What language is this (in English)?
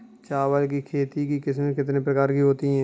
Hindi